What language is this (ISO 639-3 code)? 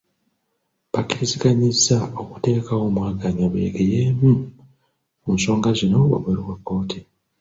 lug